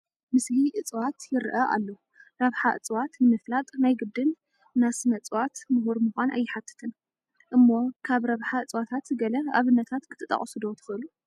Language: Tigrinya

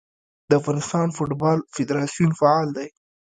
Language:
Pashto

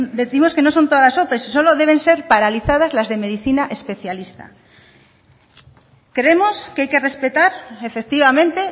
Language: Spanish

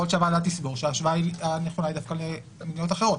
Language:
Hebrew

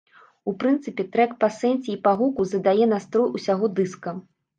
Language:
Belarusian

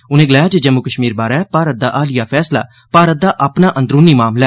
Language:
Dogri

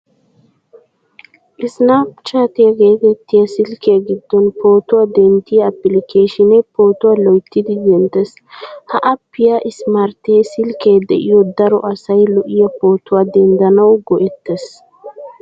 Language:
Wolaytta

